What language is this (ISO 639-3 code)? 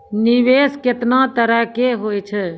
mai